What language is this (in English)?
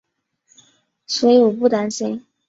Chinese